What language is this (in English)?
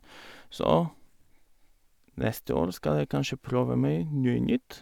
Norwegian